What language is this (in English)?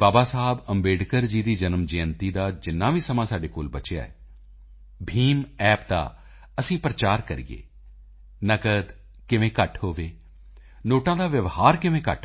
Punjabi